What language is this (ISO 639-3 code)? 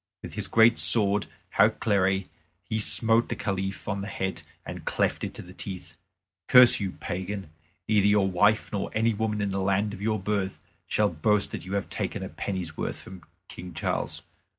eng